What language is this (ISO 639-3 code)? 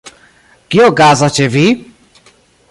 epo